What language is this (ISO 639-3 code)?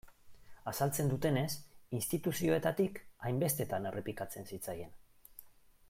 eus